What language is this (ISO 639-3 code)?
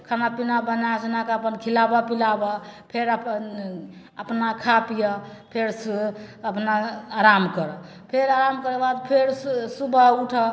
mai